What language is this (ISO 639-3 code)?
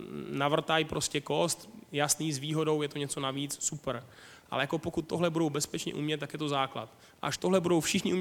ces